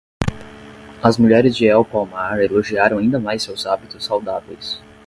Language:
Portuguese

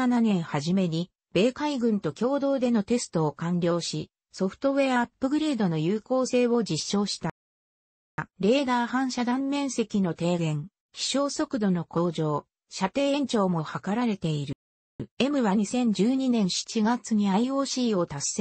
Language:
Japanese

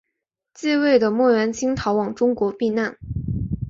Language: Chinese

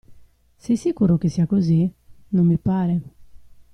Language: Italian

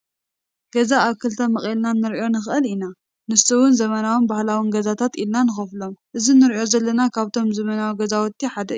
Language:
Tigrinya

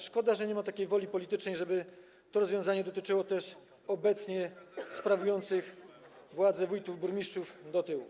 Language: Polish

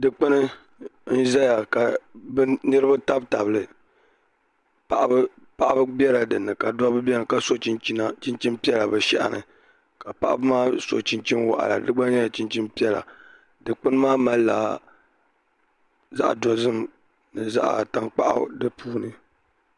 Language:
Dagbani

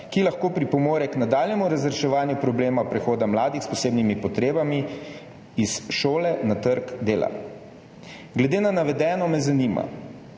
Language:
Slovenian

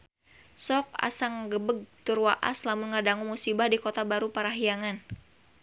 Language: Sundanese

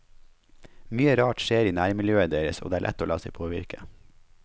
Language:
Norwegian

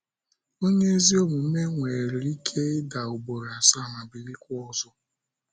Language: Igbo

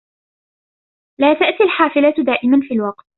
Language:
Arabic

